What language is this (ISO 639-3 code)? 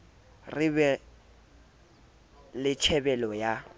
sot